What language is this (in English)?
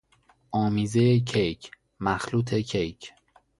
Persian